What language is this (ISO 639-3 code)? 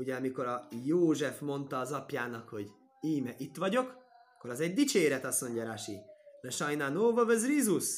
hun